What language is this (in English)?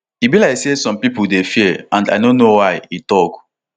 Nigerian Pidgin